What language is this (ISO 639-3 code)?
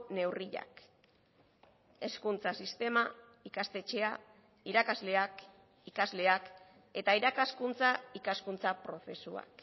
eus